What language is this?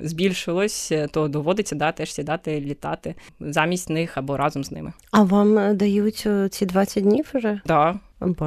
Ukrainian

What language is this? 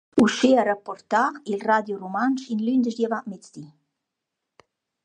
Romansh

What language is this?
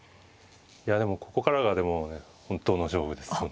Japanese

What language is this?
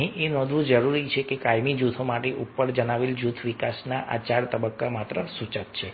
Gujarati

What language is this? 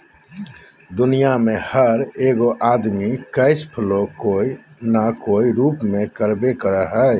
Magahi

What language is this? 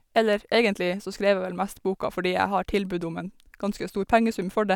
Norwegian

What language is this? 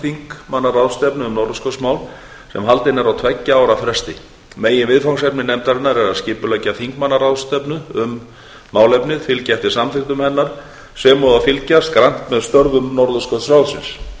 Icelandic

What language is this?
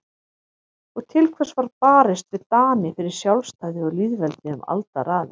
Icelandic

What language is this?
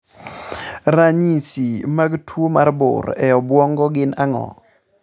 Luo (Kenya and Tanzania)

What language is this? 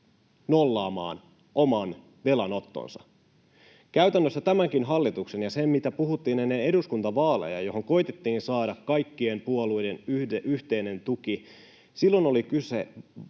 Finnish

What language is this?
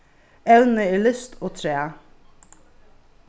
Faroese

